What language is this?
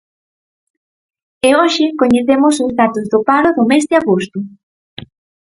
Galician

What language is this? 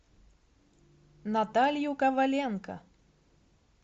Russian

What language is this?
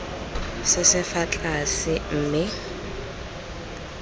Tswana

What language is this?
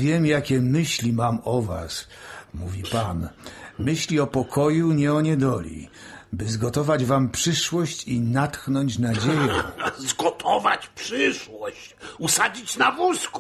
Polish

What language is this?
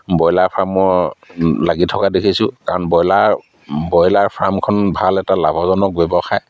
Assamese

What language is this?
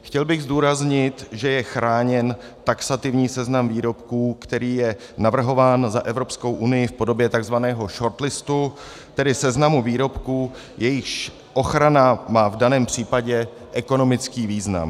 Czech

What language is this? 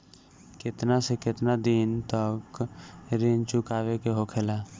Bhojpuri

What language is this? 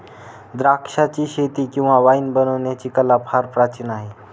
Marathi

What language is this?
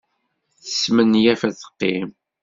Kabyle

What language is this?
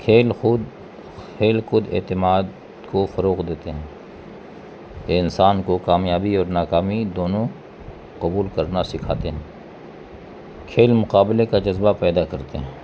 Urdu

